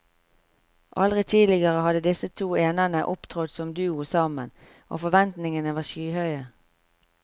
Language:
Norwegian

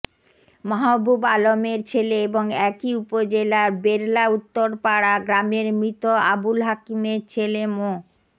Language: Bangla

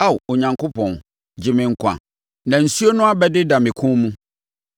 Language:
Akan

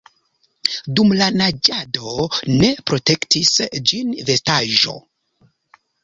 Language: Esperanto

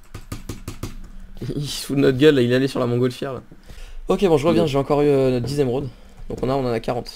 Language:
French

